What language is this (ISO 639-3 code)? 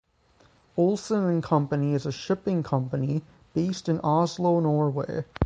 eng